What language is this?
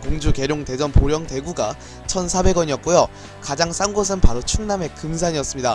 Korean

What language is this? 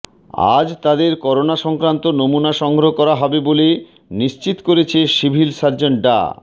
Bangla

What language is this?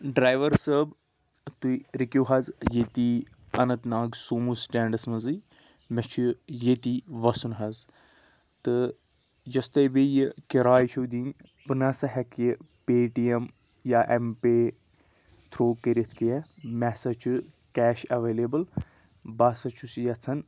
Kashmiri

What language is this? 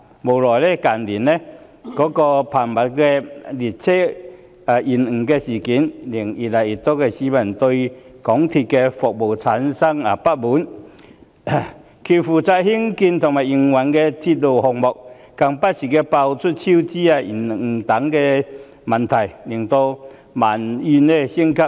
Cantonese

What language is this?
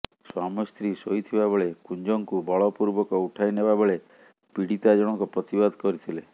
Odia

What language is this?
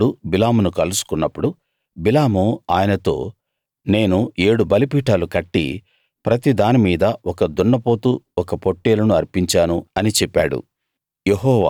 Telugu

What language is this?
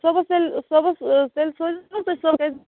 Kashmiri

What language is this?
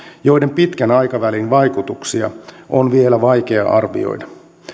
Finnish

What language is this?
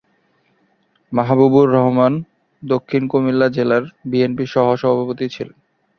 Bangla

